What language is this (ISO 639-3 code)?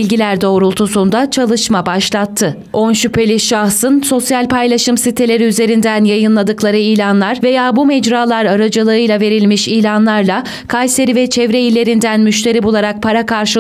tur